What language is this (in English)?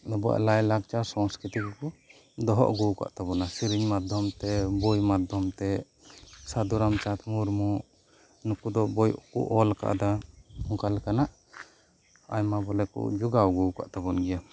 Santali